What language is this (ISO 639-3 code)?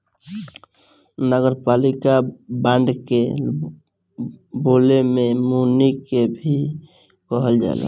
bho